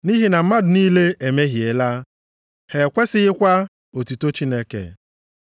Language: Igbo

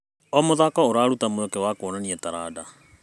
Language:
Kikuyu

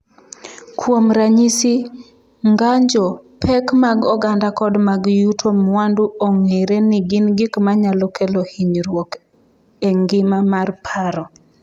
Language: Luo (Kenya and Tanzania)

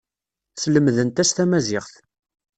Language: Kabyle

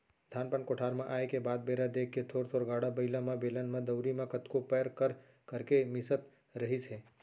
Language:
Chhattisgarhi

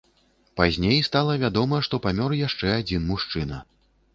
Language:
Belarusian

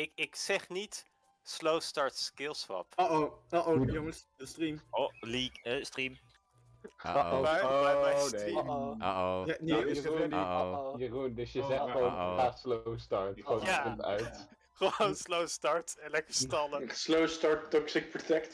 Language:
Dutch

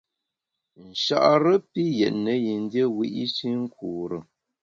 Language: Bamun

